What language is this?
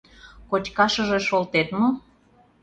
Mari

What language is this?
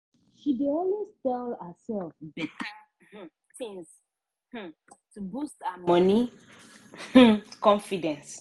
Nigerian Pidgin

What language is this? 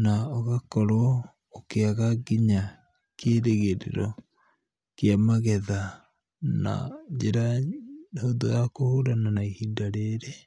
Kikuyu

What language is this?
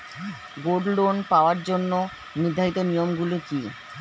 Bangla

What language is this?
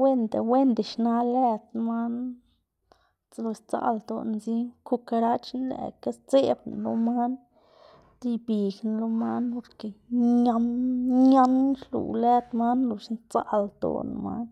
Xanaguía Zapotec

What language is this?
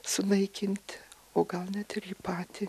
Lithuanian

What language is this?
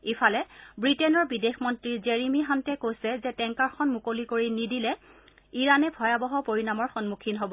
Assamese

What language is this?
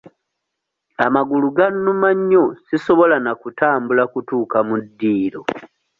Ganda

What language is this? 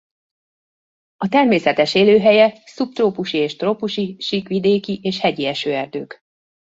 Hungarian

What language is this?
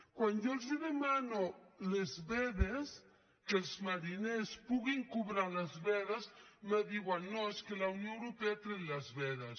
Catalan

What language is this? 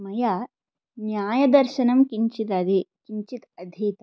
Sanskrit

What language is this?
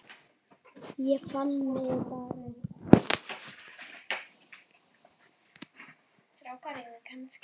Icelandic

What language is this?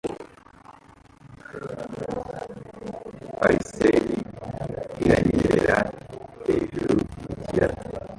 Kinyarwanda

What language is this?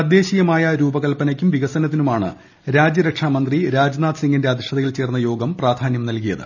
Malayalam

